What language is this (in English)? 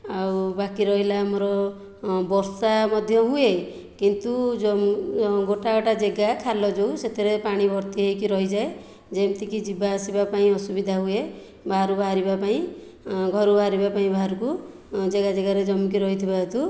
Odia